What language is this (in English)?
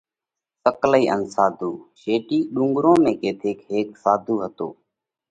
Parkari Koli